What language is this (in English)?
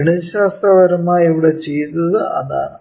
Malayalam